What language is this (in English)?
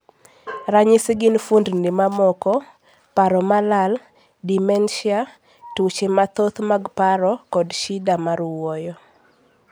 Luo (Kenya and Tanzania)